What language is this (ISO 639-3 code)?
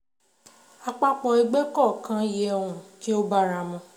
yor